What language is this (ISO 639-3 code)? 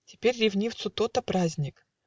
rus